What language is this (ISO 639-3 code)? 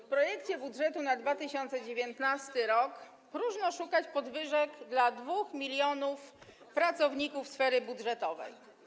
pol